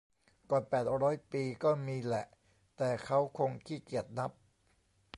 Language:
Thai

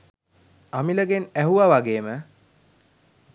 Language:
Sinhala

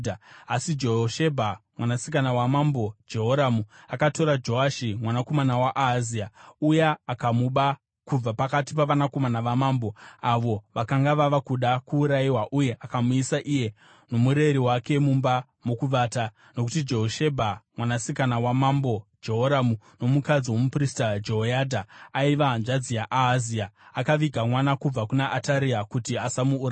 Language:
Shona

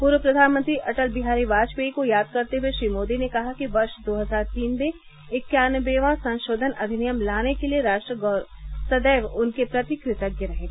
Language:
Hindi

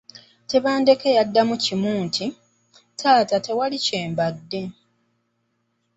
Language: Ganda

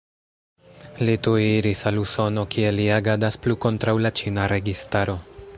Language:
Esperanto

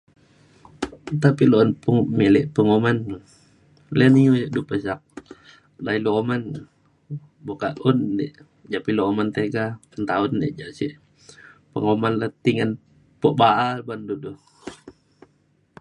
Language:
Mainstream Kenyah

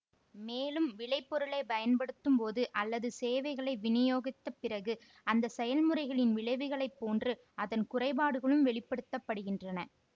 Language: Tamil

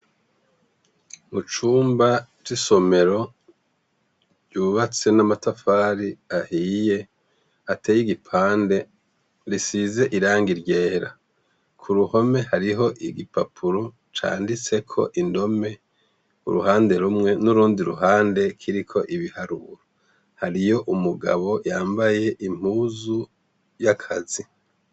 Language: Rundi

